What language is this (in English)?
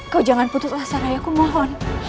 Indonesian